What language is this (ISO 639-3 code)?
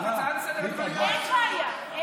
heb